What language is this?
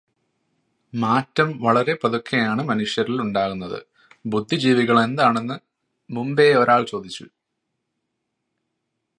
Malayalam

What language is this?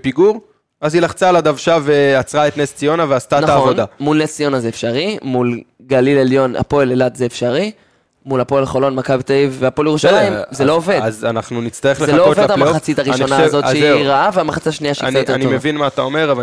Hebrew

